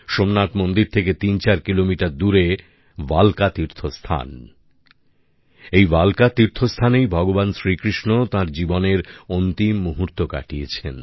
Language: Bangla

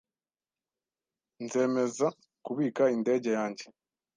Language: Kinyarwanda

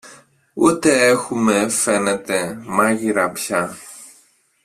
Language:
Greek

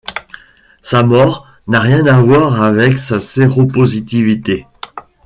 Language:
French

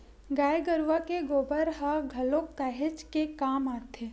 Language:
Chhattisgarhi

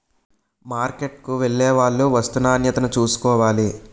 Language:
Telugu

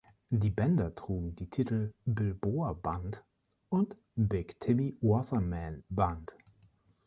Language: German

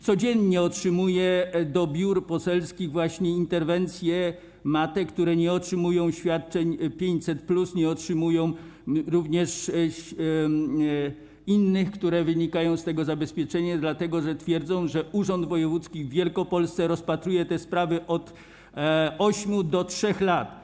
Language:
Polish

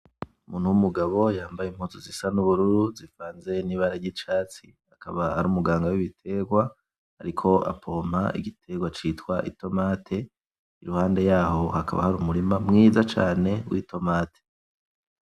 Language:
Rundi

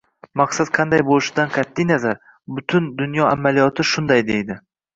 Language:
Uzbek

